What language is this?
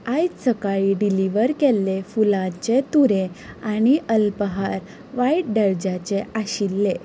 Konkani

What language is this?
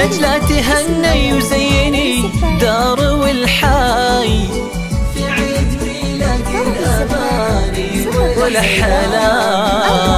Arabic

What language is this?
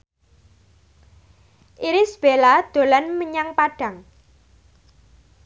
Javanese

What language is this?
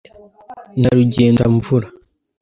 Kinyarwanda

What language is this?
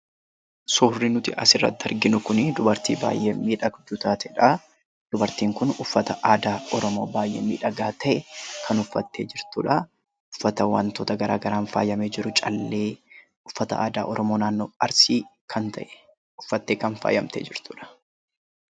Oromo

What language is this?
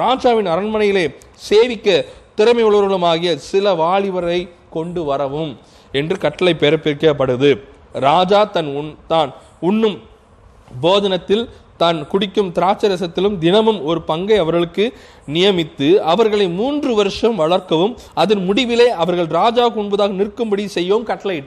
Tamil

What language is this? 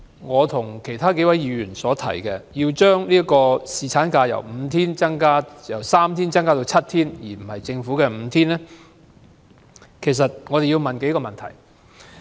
Cantonese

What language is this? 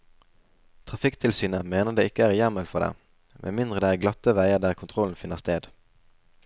Norwegian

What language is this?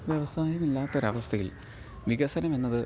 Malayalam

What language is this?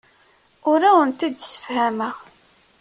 Kabyle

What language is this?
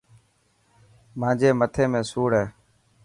Dhatki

